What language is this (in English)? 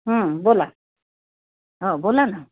Marathi